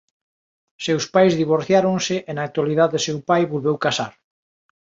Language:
Galician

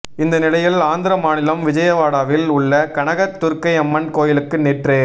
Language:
Tamil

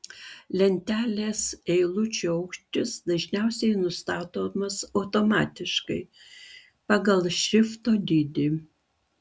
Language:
Lithuanian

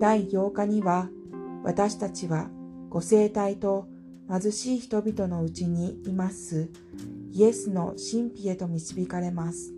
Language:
Japanese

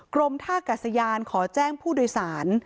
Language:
Thai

